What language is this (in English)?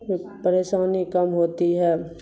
Urdu